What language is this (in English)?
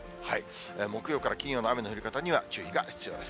Japanese